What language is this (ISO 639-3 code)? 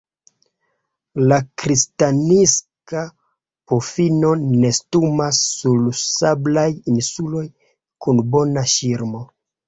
epo